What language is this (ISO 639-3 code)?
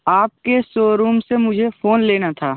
hin